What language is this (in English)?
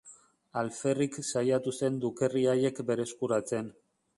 Basque